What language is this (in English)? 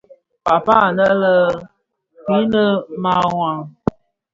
Bafia